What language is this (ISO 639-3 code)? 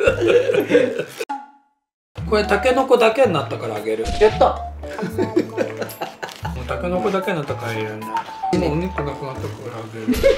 jpn